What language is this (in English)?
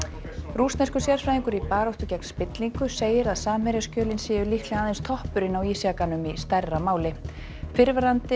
Icelandic